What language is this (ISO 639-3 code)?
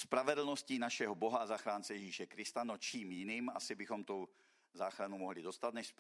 ces